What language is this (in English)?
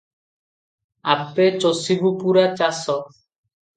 Odia